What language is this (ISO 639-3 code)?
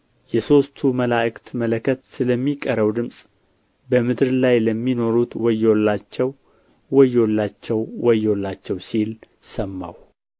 amh